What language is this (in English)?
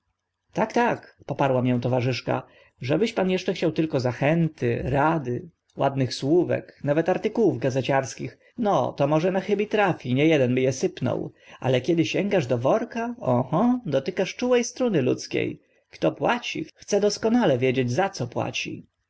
Polish